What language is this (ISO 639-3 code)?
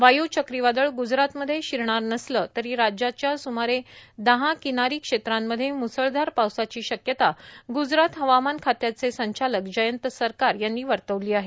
mar